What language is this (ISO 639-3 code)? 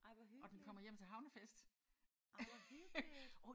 dan